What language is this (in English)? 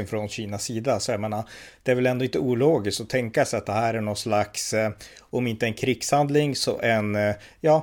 Swedish